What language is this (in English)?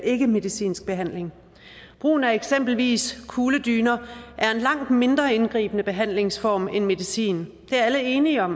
Danish